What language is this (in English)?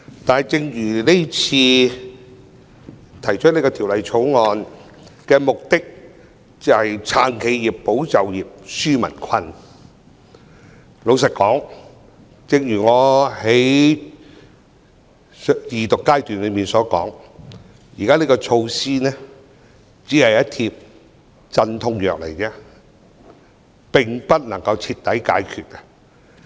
Cantonese